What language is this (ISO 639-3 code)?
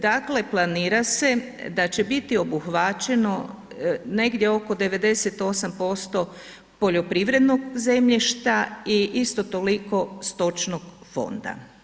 hrv